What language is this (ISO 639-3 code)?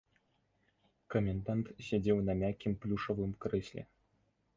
bel